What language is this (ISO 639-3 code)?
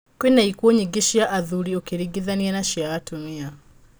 kik